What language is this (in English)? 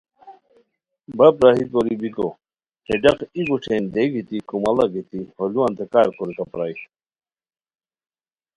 Khowar